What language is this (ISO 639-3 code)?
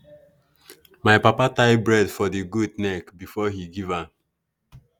pcm